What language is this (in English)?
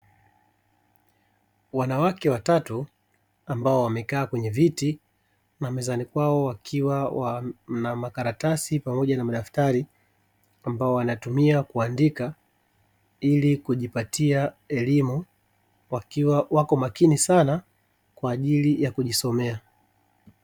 Swahili